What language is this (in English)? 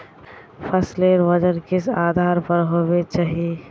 Magahi